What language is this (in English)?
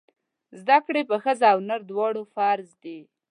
Pashto